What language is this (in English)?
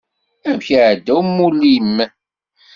Kabyle